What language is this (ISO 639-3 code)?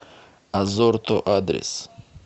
rus